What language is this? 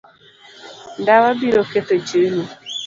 Luo (Kenya and Tanzania)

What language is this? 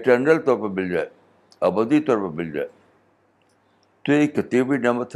Urdu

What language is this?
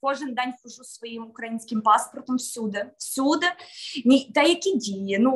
Ukrainian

